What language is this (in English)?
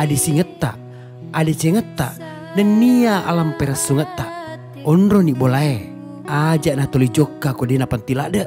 Indonesian